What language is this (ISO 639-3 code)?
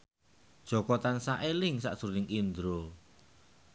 jav